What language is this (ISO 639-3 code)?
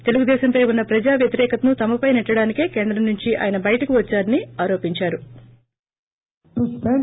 tel